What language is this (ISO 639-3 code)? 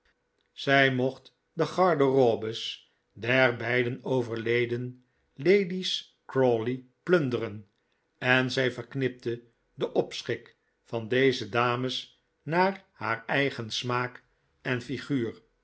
nld